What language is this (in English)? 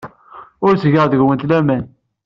Kabyle